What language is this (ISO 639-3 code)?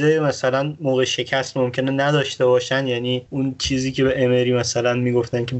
fas